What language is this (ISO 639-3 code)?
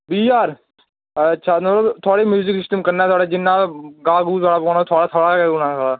doi